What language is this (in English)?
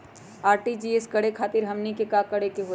Magahi